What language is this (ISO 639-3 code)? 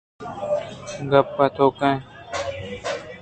bgp